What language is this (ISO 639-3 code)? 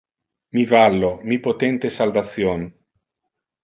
ina